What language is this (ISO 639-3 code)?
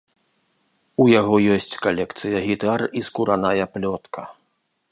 bel